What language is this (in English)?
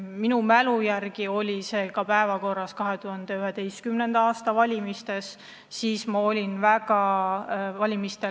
Estonian